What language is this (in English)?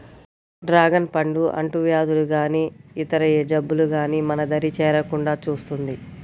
Telugu